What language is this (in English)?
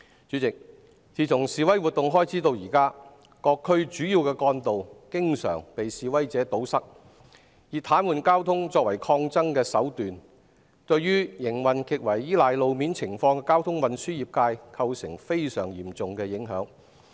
Cantonese